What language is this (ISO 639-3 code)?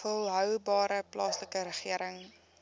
afr